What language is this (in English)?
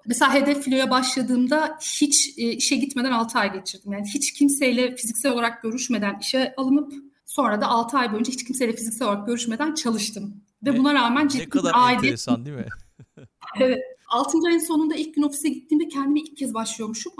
Turkish